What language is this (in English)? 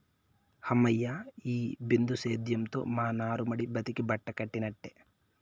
Telugu